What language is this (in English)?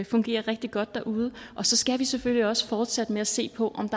Danish